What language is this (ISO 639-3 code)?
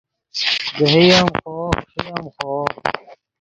ydg